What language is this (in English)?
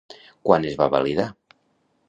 Catalan